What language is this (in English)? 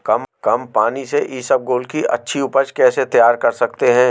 Hindi